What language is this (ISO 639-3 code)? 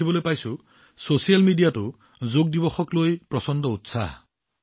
asm